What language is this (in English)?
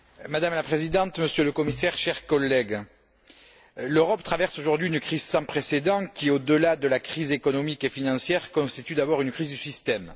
French